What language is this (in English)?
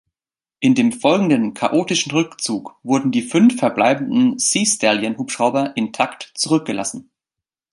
German